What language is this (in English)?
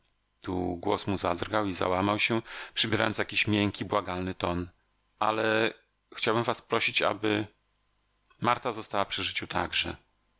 Polish